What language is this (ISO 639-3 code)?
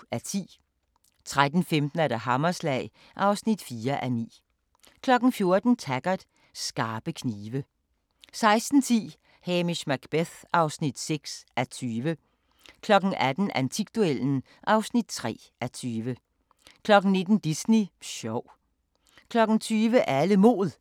dan